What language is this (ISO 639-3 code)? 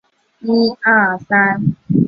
zho